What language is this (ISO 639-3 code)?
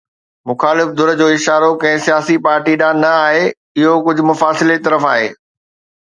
snd